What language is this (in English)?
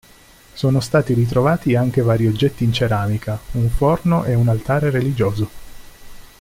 Italian